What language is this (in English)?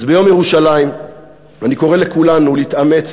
Hebrew